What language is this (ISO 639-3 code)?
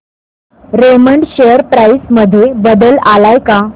mar